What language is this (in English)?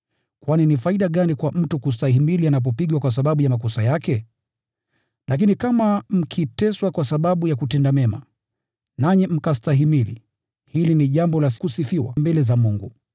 Swahili